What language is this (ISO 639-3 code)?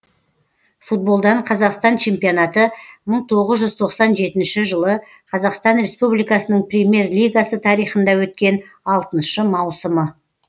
kaz